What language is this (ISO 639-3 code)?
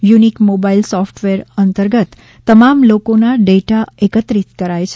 guj